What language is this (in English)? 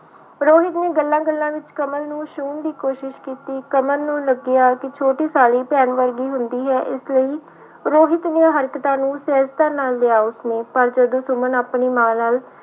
Punjabi